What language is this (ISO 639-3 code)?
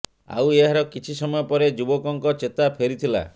ori